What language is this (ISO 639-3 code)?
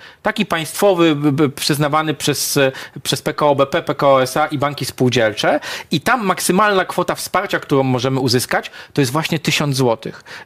pol